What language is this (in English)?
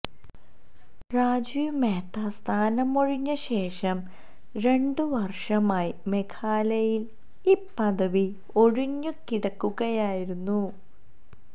Malayalam